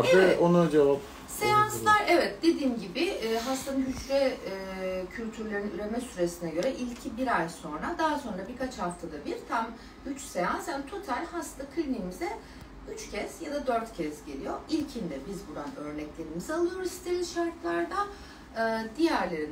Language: Turkish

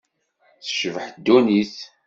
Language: Kabyle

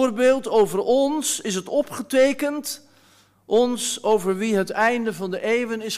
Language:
Dutch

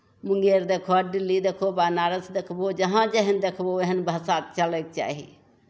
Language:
Maithili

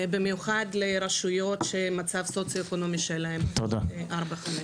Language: Hebrew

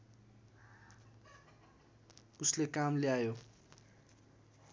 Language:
Nepali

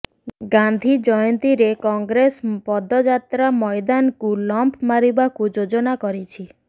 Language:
Odia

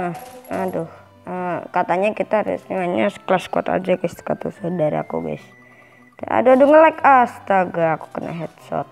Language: Indonesian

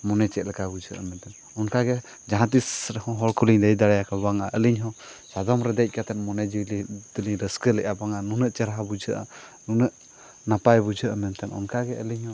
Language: Santali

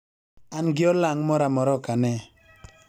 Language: Luo (Kenya and Tanzania)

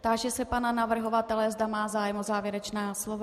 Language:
Czech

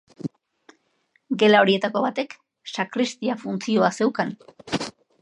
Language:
Basque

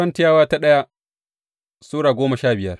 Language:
Hausa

